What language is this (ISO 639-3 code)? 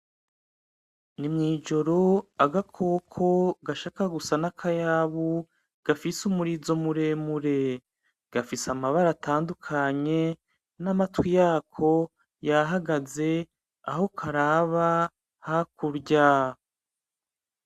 run